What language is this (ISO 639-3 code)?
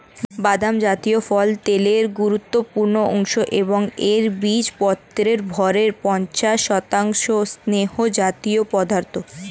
ben